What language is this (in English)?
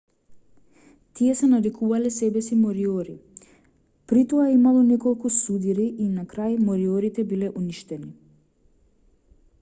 Macedonian